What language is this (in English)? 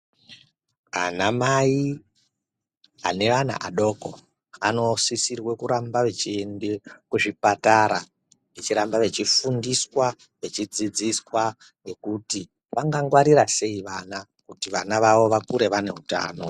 Ndau